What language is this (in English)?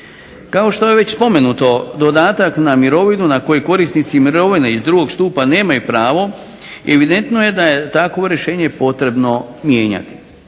Croatian